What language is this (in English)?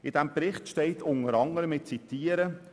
Swiss German